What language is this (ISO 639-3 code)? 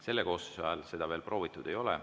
est